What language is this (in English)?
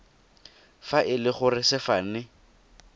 Tswana